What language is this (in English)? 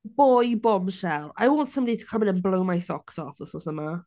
Welsh